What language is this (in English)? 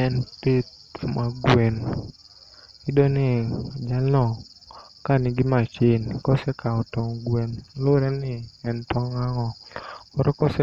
Luo (Kenya and Tanzania)